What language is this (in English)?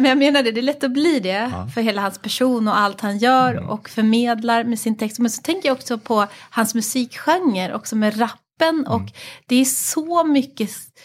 Swedish